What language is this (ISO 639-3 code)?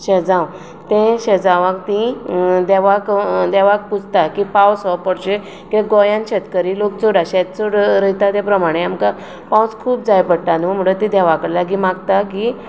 kok